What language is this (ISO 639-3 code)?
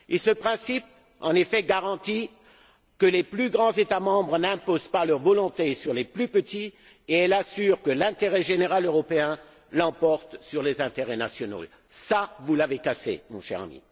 fra